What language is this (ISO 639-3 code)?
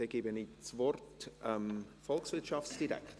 gsw